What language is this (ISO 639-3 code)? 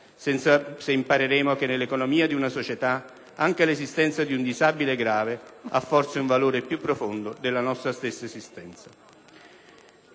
ita